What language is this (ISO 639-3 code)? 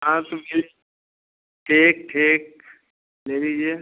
hin